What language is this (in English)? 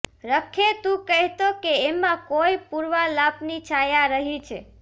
Gujarati